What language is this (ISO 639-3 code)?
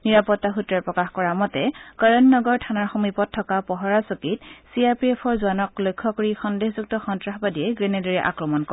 asm